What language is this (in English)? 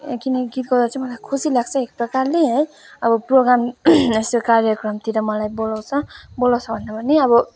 Nepali